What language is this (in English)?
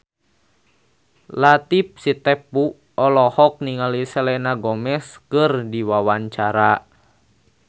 Sundanese